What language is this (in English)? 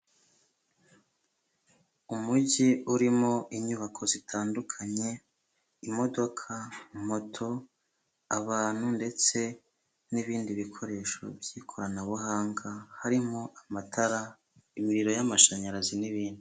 Kinyarwanda